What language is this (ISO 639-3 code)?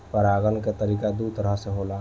bho